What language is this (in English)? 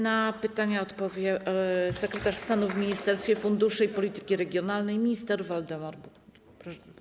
Polish